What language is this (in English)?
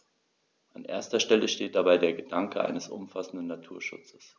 German